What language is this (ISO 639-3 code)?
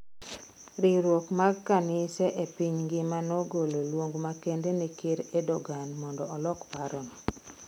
luo